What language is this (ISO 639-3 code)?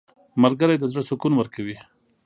pus